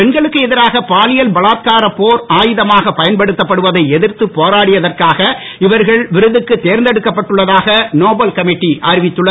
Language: Tamil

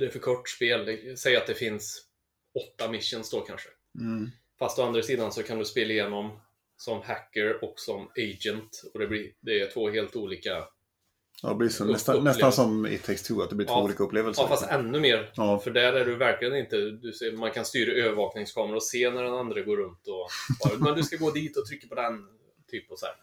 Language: Swedish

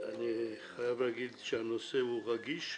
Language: Hebrew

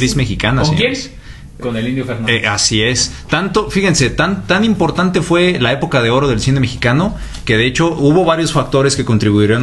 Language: Spanish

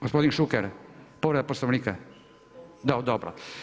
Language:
Croatian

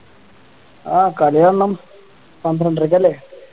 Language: Malayalam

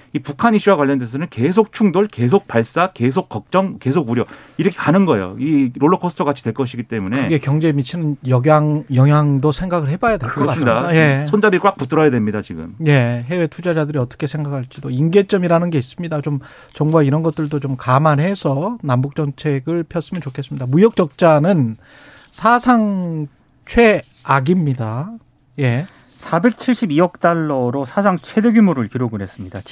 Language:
Korean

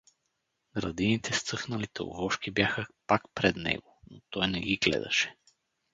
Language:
Bulgarian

